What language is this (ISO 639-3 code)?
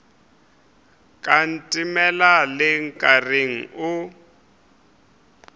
nso